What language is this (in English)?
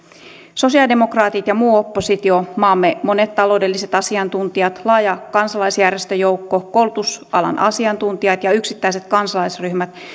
Finnish